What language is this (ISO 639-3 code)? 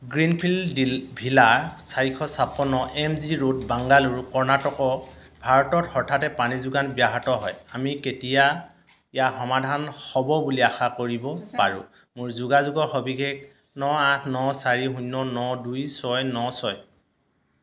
asm